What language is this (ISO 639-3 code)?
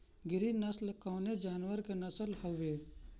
bho